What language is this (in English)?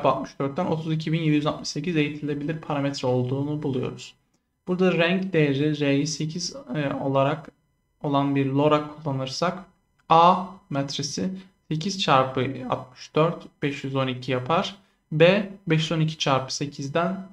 Turkish